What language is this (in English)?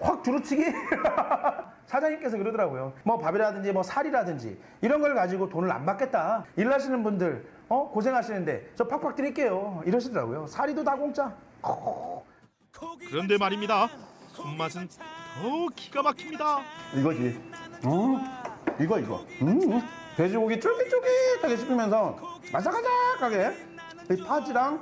Korean